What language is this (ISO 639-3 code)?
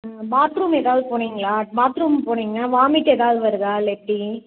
tam